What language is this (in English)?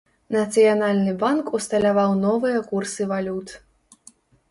Belarusian